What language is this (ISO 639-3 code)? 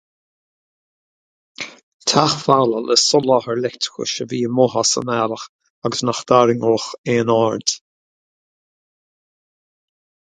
gle